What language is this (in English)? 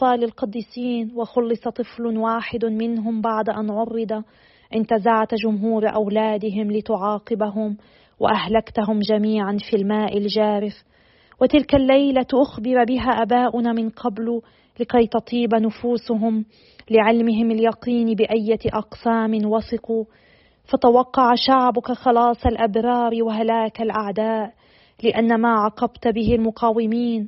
Arabic